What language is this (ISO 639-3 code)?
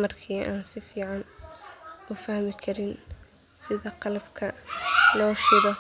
som